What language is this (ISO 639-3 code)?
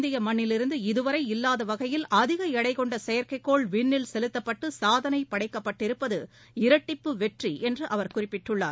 tam